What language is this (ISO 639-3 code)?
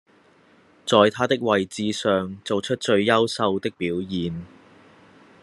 yue